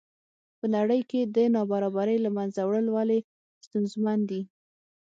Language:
Pashto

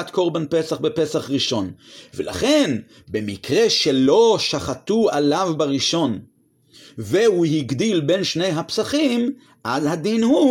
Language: Hebrew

